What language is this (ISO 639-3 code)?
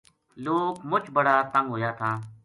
gju